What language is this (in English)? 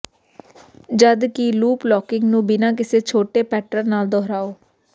Punjabi